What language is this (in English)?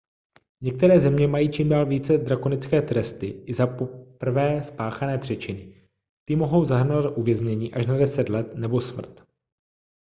Czech